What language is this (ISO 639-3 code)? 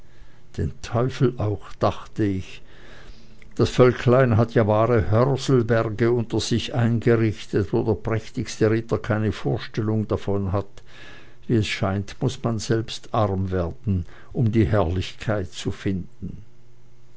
deu